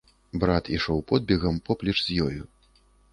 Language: Belarusian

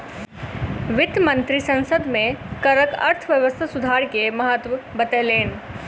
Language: Maithili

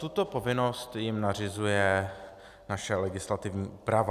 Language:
Czech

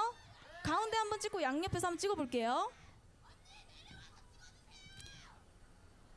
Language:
Korean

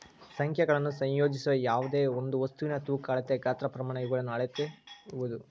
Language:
Kannada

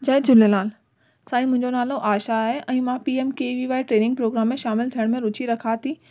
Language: Sindhi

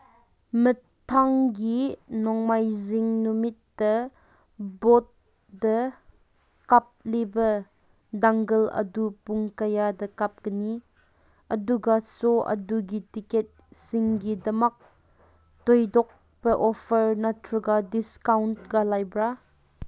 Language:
Manipuri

